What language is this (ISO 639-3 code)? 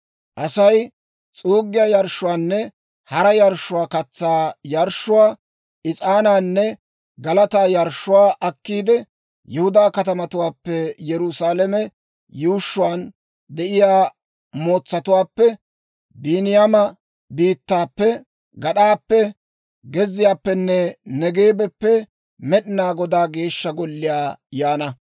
dwr